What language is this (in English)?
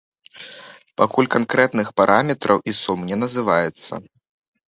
Belarusian